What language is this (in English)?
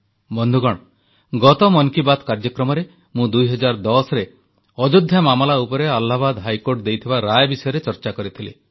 Odia